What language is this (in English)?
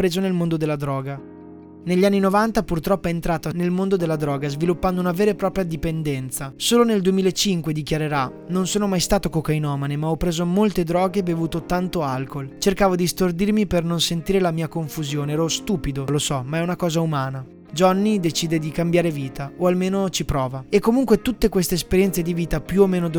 Italian